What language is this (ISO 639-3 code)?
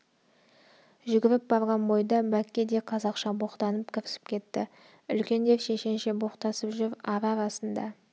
kaz